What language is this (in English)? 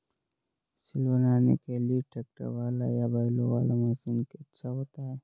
Hindi